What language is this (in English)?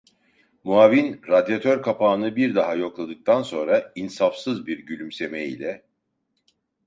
Turkish